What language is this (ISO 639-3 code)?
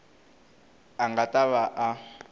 tso